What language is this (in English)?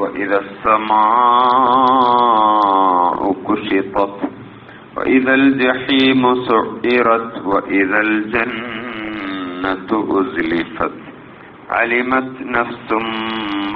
Arabic